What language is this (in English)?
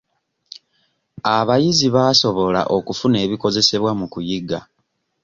Ganda